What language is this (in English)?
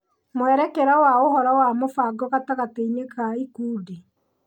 Kikuyu